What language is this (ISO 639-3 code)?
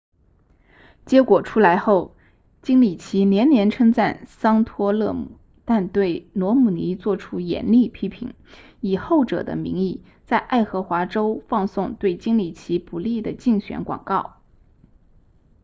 zho